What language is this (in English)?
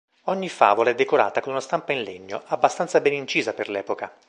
Italian